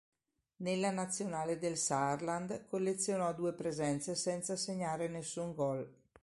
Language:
Italian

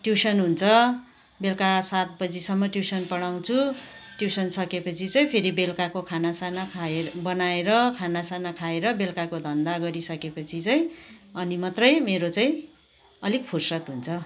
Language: Nepali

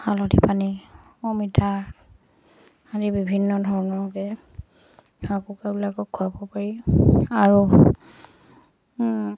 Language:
Assamese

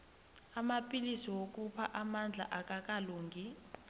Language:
South Ndebele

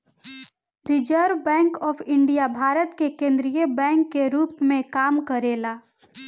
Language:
Bhojpuri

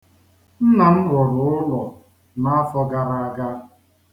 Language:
Igbo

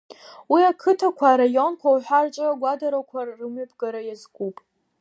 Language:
Abkhazian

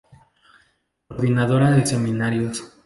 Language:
Spanish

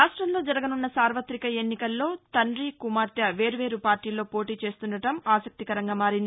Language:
Telugu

